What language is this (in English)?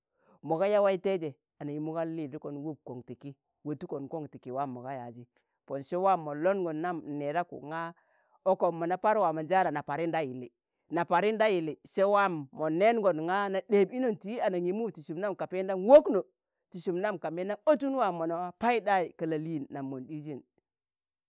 Tangale